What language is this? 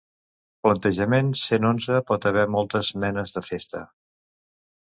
Catalan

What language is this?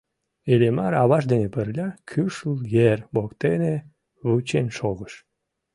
Mari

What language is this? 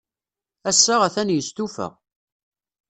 Kabyle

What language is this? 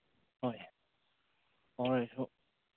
Manipuri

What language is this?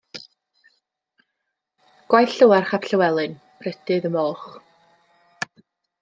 Welsh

